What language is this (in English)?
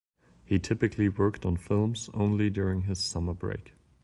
English